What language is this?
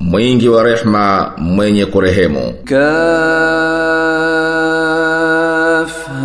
Swahili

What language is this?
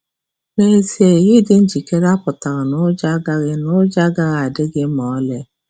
Igbo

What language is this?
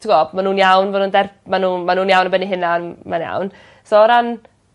Welsh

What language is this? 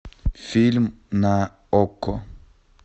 Russian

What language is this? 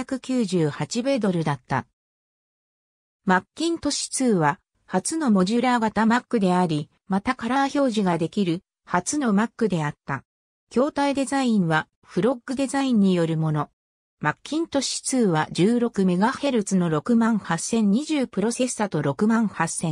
Japanese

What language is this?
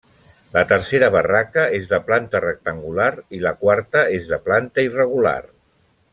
Catalan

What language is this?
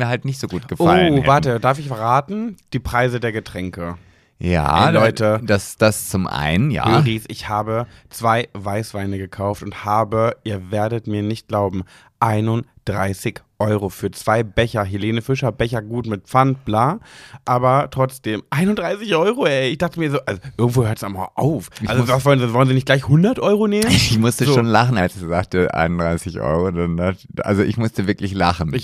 German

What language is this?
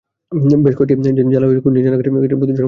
Bangla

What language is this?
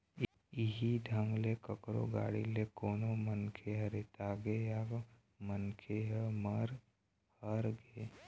Chhattisgarhi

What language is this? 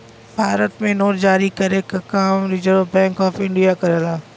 Bhojpuri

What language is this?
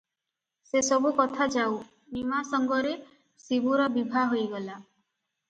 Odia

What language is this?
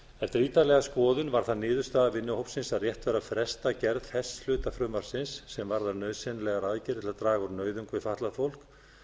Icelandic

